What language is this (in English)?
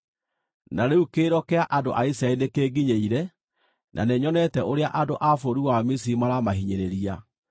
Kikuyu